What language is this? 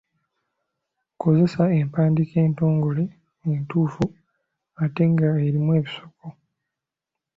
Ganda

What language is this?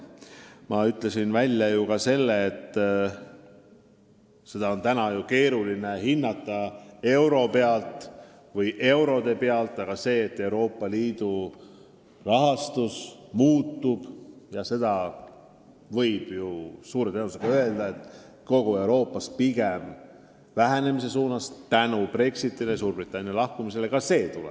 Estonian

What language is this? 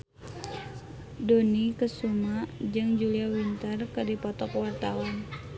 Sundanese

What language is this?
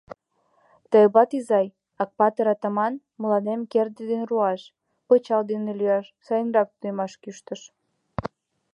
Mari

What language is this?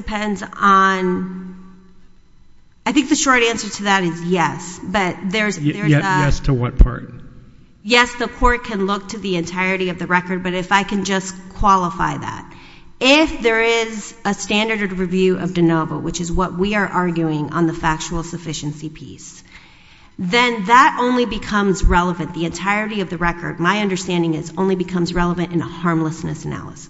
English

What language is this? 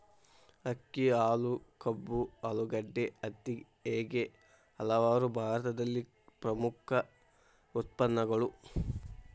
Kannada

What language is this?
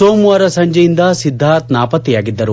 Kannada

